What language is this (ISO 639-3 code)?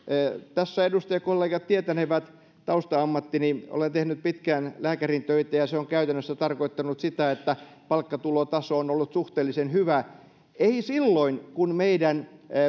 fin